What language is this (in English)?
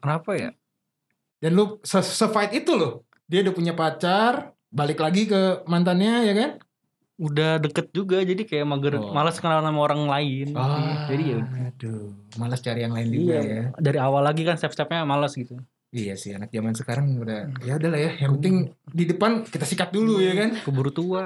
Indonesian